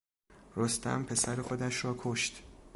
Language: Persian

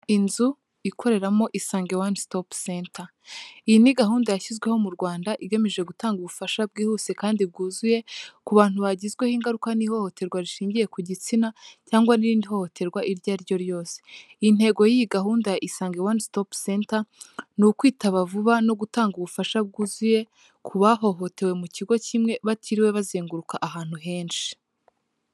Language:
Kinyarwanda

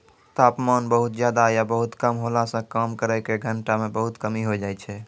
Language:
Maithili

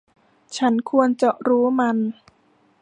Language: Thai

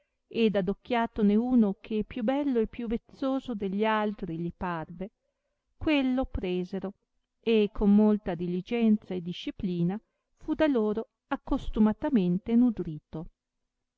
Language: Italian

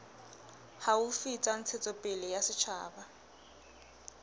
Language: Southern Sotho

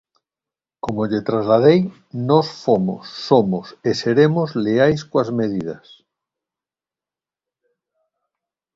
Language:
Galician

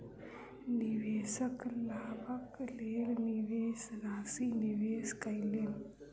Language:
Maithili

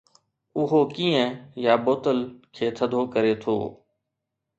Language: Sindhi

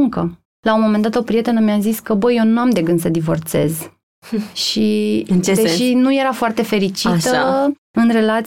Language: Romanian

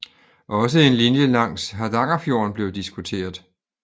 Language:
Danish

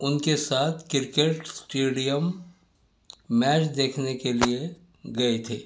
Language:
Urdu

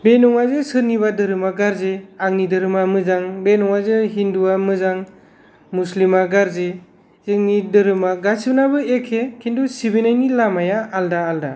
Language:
Bodo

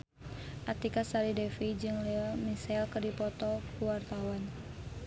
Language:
Sundanese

